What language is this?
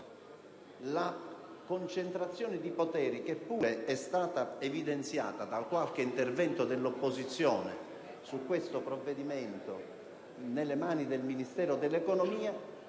Italian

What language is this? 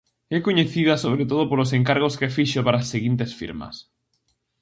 Galician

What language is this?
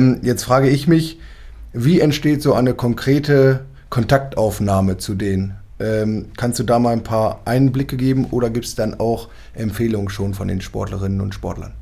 German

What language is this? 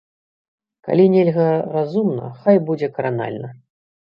Belarusian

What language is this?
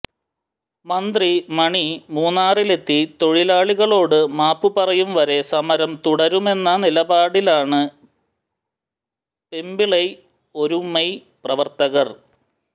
Malayalam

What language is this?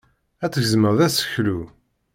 Kabyle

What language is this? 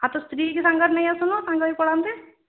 Odia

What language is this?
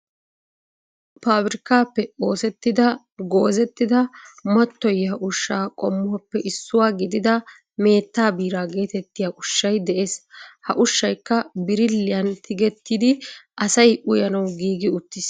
Wolaytta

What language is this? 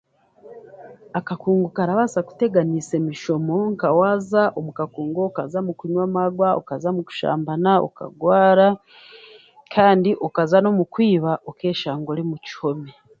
Chiga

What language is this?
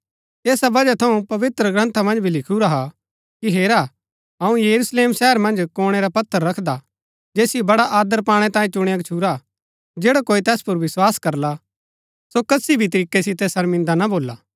Gaddi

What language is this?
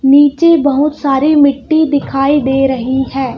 Hindi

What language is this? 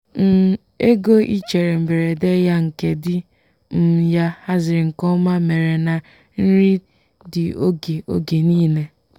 Igbo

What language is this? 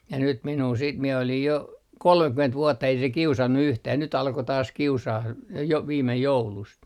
Finnish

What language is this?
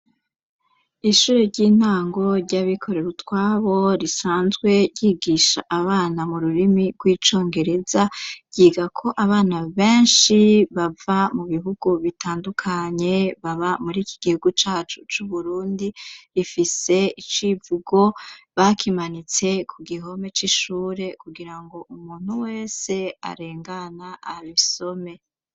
Rundi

